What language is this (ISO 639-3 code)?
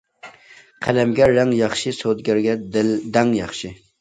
uig